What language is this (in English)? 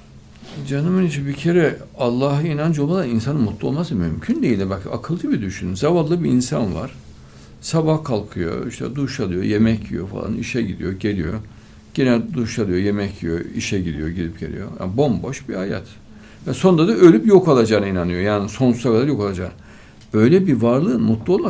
Turkish